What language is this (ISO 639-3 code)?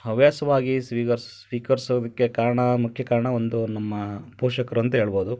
kan